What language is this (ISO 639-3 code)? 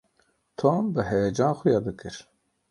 kur